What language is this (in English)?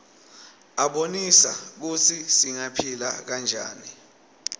Swati